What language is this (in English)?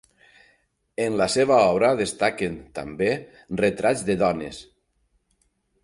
Catalan